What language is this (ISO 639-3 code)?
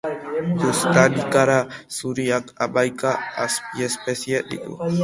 eus